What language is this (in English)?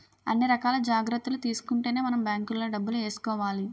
Telugu